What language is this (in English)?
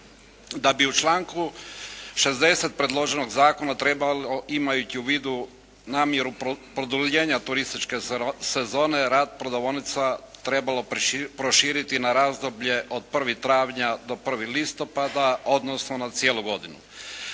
Croatian